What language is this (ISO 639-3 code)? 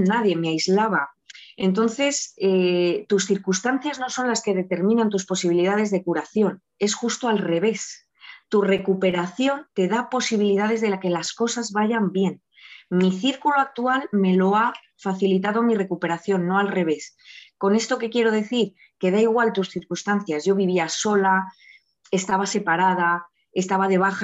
spa